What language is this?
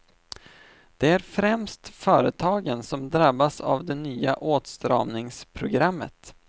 Swedish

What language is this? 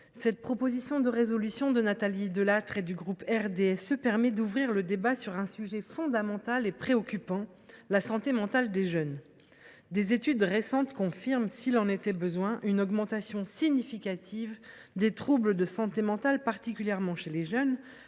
French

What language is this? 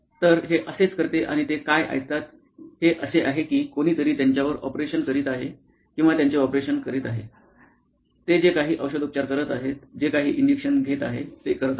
Marathi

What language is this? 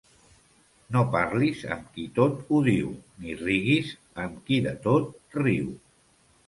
Catalan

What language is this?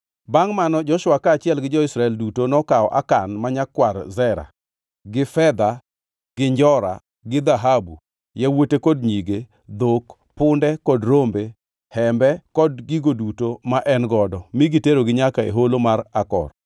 Luo (Kenya and Tanzania)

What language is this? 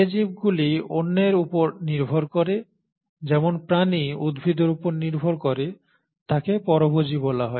Bangla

